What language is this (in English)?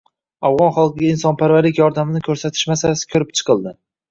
Uzbek